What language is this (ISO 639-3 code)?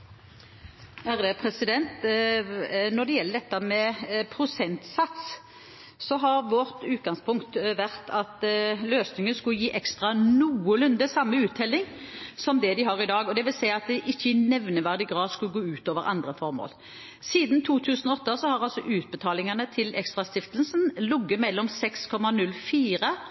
nob